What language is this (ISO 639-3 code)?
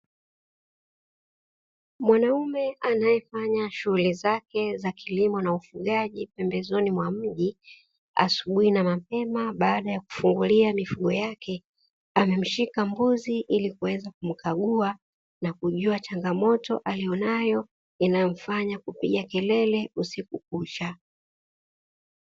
swa